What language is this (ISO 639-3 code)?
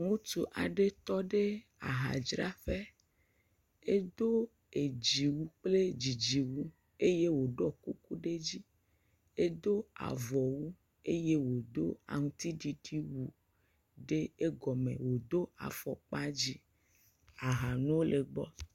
ewe